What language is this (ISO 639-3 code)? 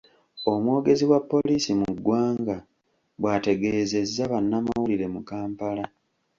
lug